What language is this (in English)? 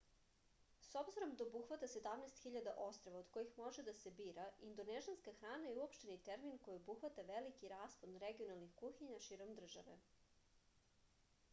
Serbian